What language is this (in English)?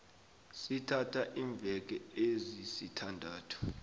South Ndebele